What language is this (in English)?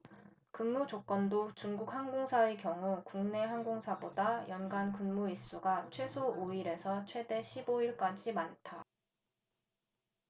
Korean